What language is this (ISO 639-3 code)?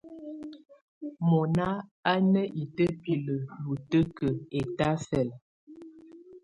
tvu